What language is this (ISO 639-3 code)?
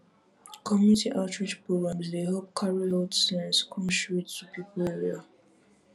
pcm